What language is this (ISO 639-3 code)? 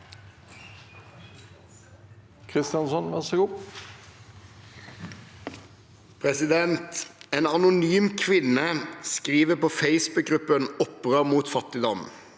nor